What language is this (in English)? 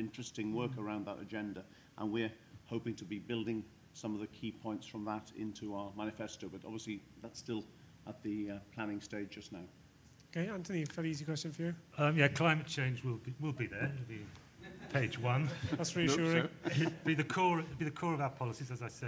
English